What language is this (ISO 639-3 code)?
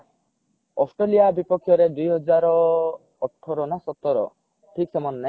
ori